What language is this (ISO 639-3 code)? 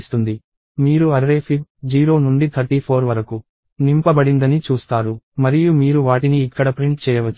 tel